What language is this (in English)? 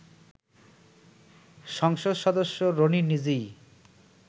Bangla